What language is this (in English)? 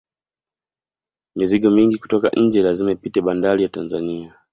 Swahili